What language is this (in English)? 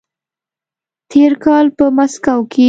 Pashto